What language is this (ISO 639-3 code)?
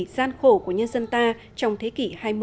vie